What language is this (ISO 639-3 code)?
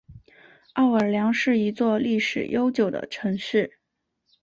zho